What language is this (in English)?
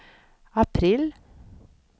Swedish